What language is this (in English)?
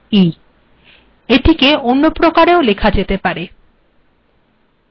Bangla